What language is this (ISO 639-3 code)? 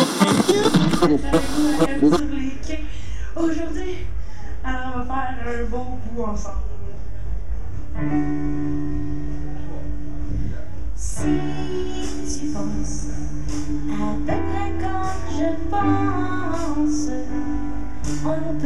fra